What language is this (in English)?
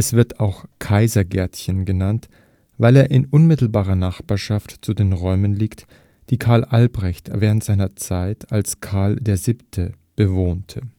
German